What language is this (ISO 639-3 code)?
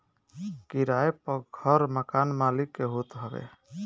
bho